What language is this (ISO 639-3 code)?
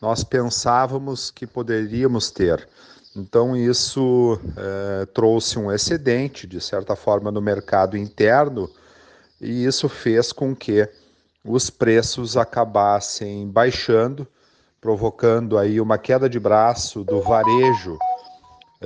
por